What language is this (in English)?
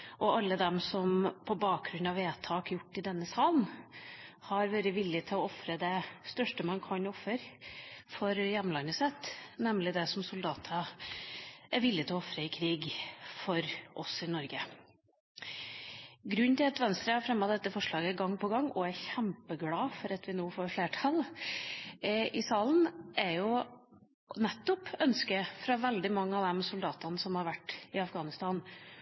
Norwegian Bokmål